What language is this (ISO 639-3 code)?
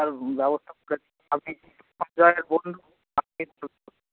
ben